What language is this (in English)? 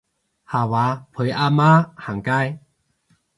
Cantonese